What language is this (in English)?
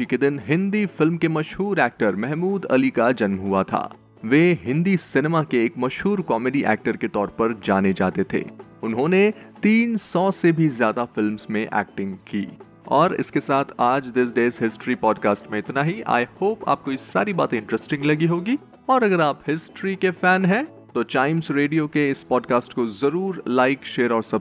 Hindi